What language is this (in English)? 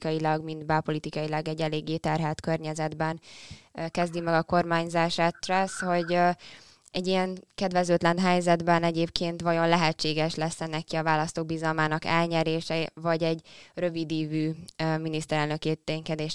Hungarian